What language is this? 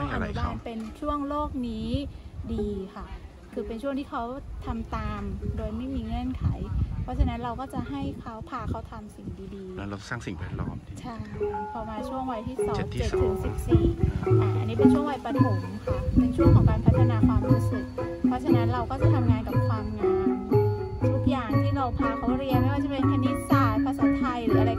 Thai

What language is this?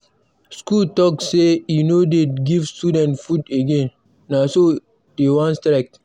Nigerian Pidgin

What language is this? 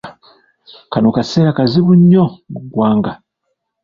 Ganda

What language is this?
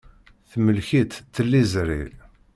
Kabyle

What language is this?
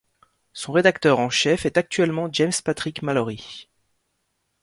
French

